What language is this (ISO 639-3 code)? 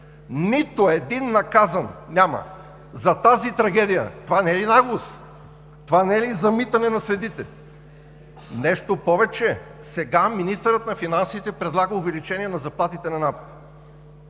bul